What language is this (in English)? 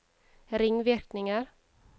Norwegian